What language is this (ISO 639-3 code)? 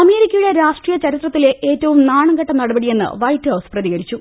mal